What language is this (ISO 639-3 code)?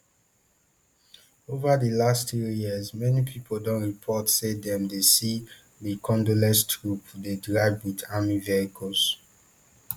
pcm